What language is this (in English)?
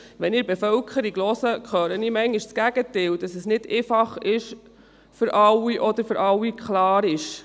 Swiss German